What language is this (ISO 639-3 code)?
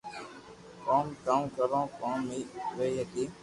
lrk